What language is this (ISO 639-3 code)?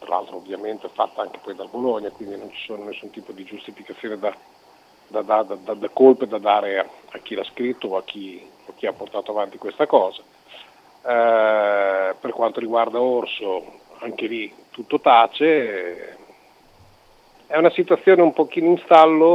ita